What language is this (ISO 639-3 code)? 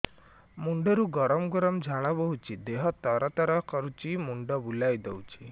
ori